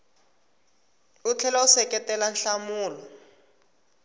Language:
Tsonga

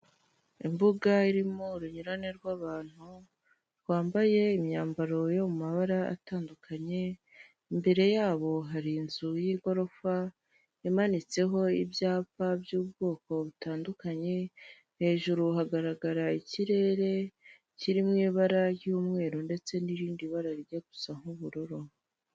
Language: Kinyarwanda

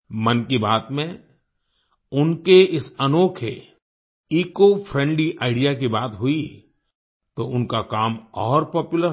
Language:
Hindi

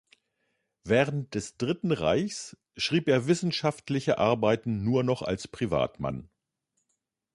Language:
German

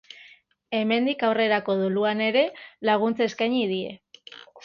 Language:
Basque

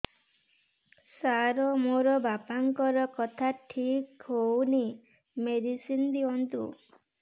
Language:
Odia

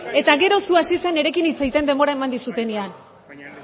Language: Basque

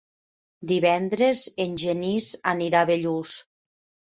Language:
Catalan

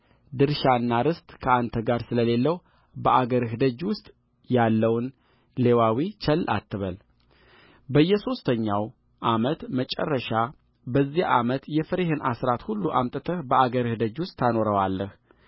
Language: Amharic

